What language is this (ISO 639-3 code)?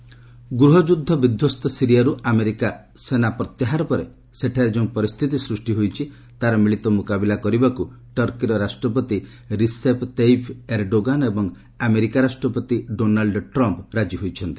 ori